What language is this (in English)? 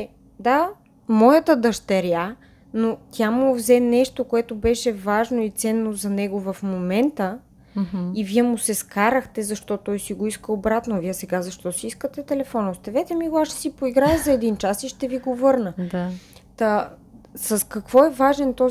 Bulgarian